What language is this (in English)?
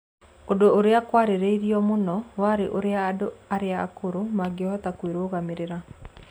Kikuyu